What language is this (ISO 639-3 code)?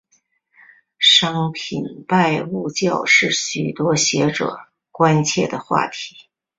zho